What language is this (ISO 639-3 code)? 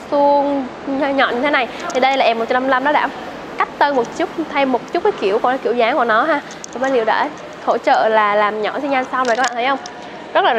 vie